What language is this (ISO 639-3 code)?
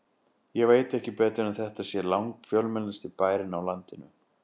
isl